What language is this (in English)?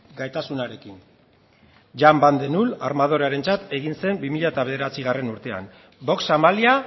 Basque